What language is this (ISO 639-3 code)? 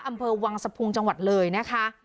tha